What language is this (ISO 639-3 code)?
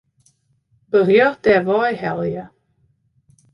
fry